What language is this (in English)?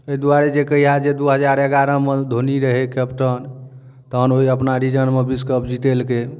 Maithili